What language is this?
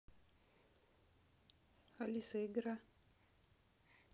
Russian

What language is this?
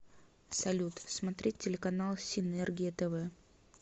Russian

